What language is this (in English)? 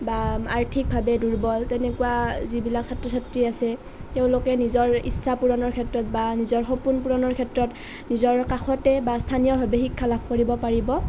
Assamese